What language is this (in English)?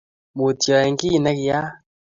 Kalenjin